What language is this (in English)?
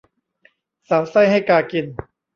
Thai